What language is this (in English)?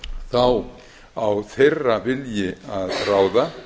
Icelandic